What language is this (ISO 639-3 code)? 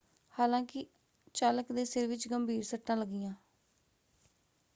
pan